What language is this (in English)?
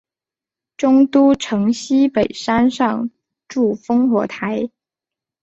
Chinese